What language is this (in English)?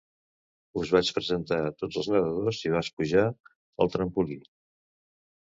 Catalan